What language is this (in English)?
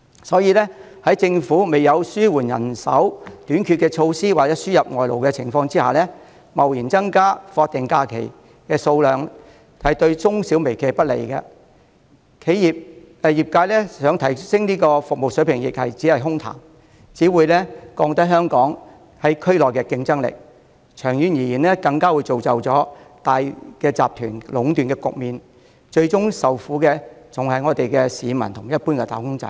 Cantonese